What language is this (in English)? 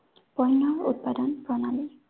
Assamese